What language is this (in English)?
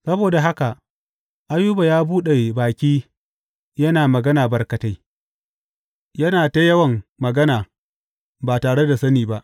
Hausa